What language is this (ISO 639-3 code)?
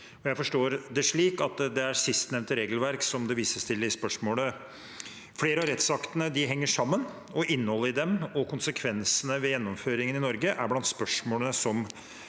nor